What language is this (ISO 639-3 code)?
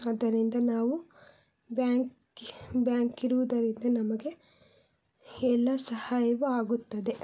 kan